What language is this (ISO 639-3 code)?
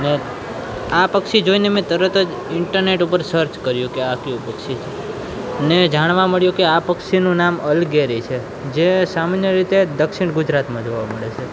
guj